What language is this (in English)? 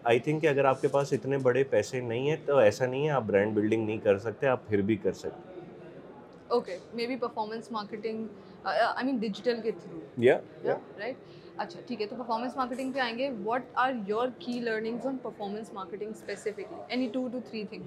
Urdu